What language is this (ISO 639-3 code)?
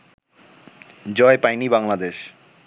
ben